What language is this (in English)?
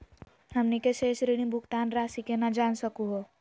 Magahi